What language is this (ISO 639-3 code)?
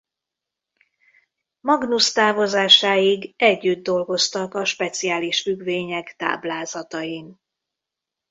hun